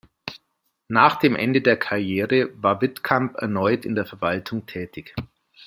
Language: German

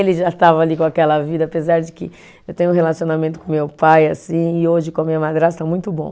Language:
Portuguese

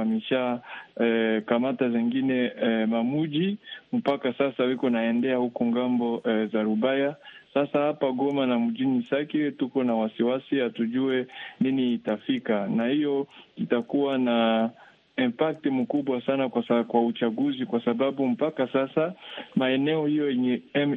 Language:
Swahili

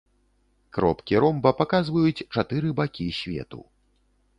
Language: Belarusian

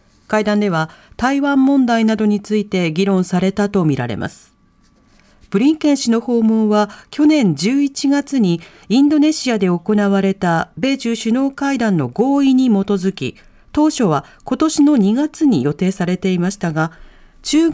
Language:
Japanese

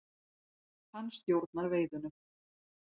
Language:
Icelandic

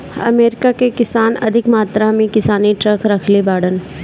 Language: Bhojpuri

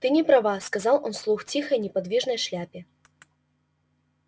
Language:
Russian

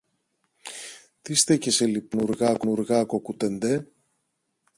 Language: Greek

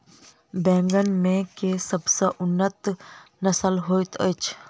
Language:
Maithili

